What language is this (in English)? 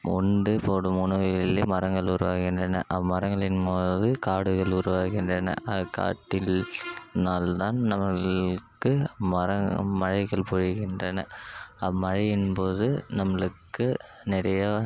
Tamil